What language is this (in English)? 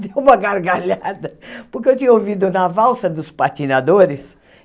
Portuguese